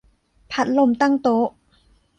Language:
Thai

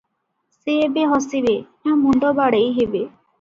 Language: Odia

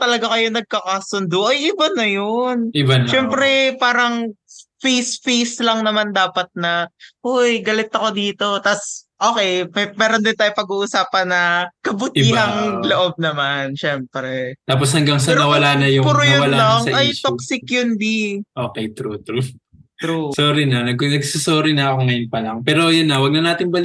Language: Filipino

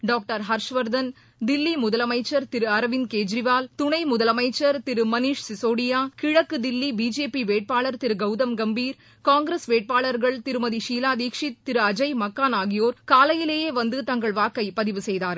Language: Tamil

